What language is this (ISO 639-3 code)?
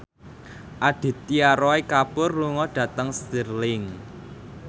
jav